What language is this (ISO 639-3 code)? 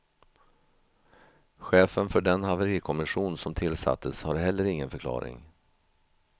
swe